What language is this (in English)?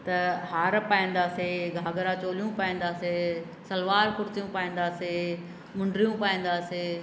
Sindhi